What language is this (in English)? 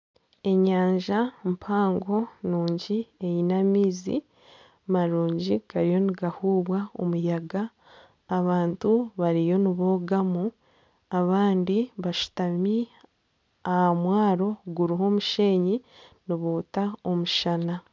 Nyankole